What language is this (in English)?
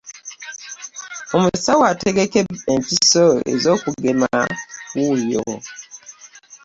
Ganda